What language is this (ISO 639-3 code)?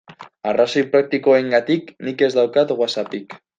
eus